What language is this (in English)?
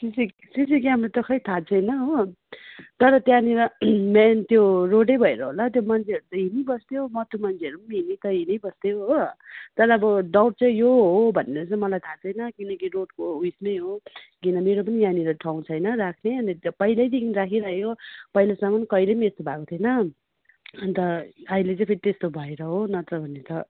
Nepali